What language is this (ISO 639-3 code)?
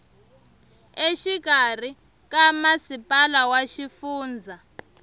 tso